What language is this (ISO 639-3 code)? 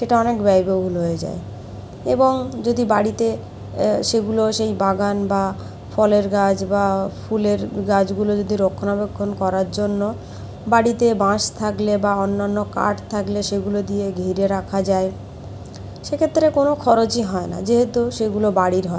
ben